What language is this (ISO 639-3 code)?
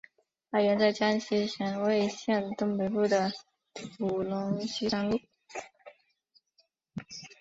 zho